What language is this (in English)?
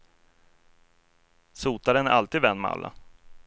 Swedish